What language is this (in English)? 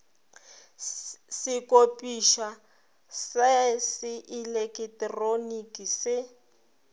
Northern Sotho